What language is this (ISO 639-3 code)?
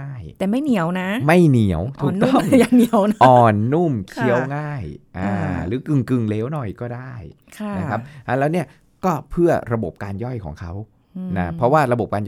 tha